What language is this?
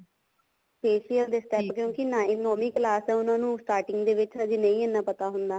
Punjabi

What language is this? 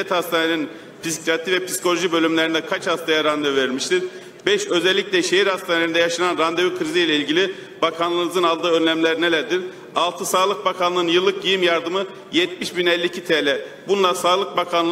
Turkish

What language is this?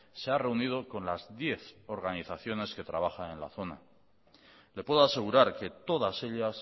Spanish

